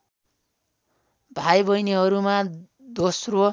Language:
Nepali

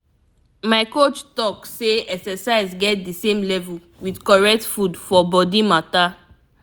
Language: Nigerian Pidgin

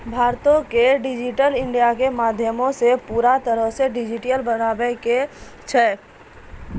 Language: Maithili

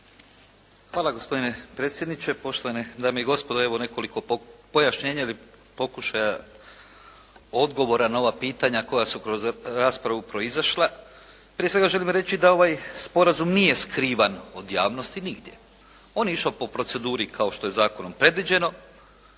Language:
Croatian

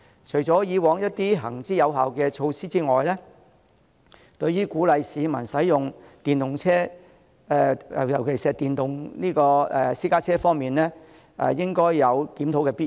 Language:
Cantonese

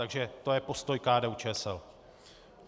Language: Czech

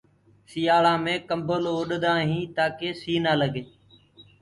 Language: Gurgula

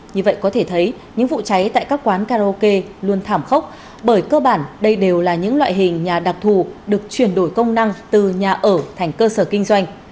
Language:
Vietnamese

